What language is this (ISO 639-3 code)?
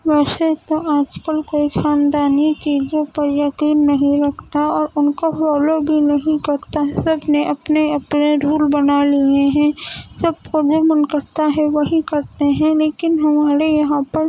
urd